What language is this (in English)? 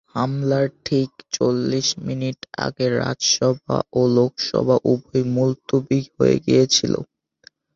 Bangla